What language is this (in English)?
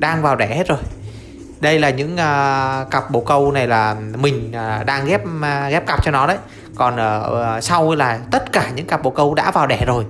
Vietnamese